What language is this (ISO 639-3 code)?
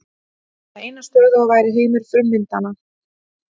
isl